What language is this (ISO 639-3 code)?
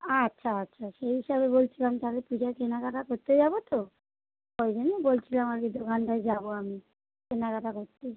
ben